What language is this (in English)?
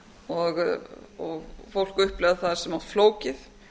Icelandic